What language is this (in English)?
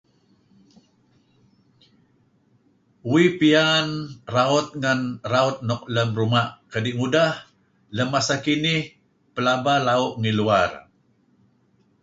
Kelabit